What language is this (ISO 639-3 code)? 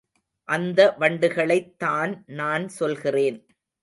tam